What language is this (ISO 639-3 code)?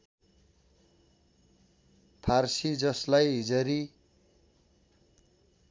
nep